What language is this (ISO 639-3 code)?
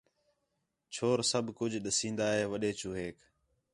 xhe